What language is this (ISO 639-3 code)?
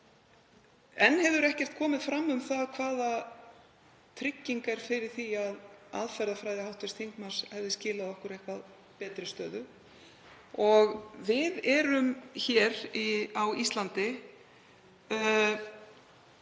isl